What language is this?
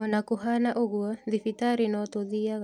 Kikuyu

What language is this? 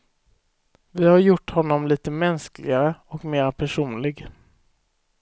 Swedish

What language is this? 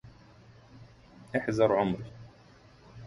Arabic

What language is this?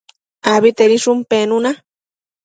Matsés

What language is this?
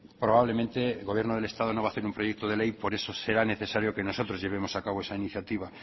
Spanish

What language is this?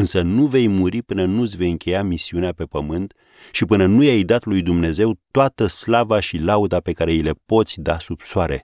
Romanian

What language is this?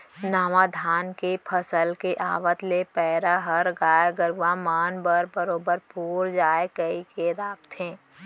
Chhattisgarhi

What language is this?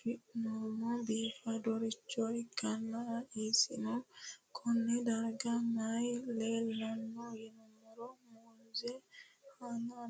Sidamo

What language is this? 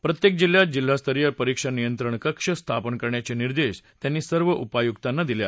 Marathi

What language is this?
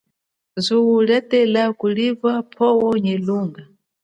Chokwe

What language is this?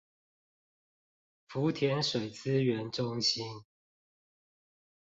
Chinese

